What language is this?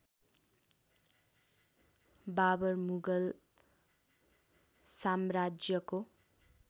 Nepali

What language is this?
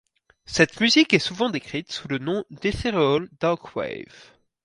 French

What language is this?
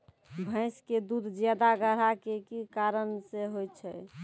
Maithili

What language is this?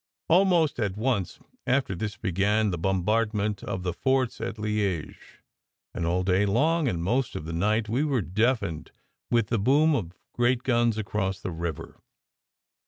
English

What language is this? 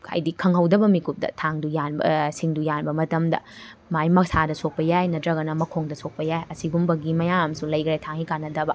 Manipuri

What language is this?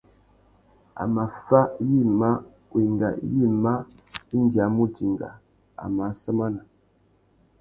Tuki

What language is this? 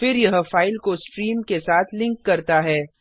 Hindi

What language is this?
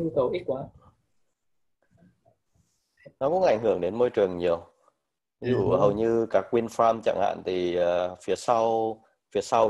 Vietnamese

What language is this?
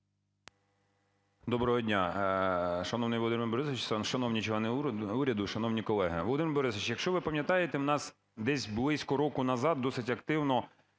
Ukrainian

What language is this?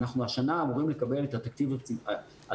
Hebrew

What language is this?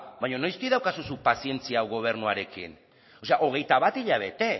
Basque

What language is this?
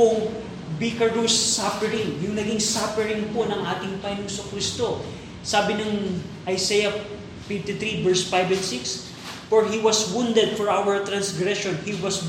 Filipino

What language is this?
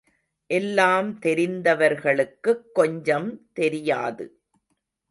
Tamil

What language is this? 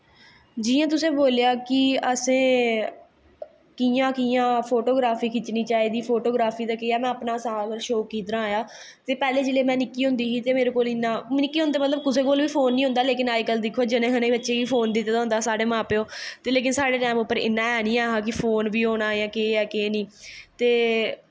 Dogri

